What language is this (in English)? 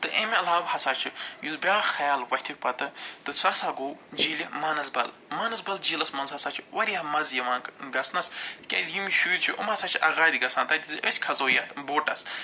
Kashmiri